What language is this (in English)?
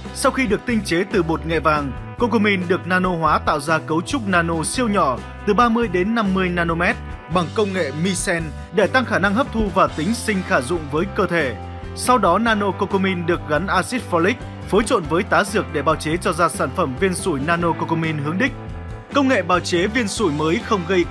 Vietnamese